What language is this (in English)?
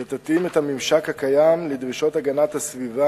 Hebrew